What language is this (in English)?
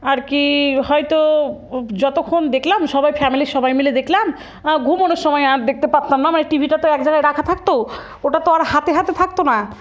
Bangla